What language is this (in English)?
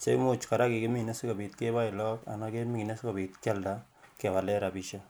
Kalenjin